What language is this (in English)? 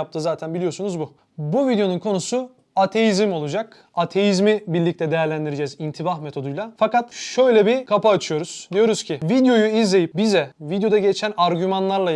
Turkish